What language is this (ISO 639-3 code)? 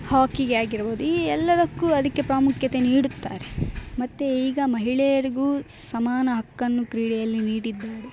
kan